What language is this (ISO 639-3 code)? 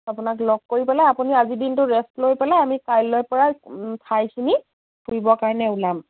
asm